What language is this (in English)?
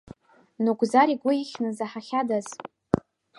Abkhazian